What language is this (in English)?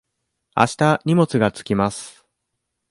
Japanese